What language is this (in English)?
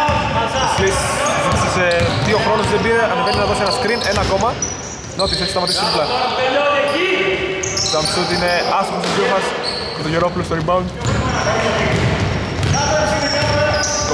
Greek